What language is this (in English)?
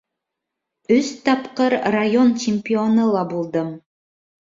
Bashkir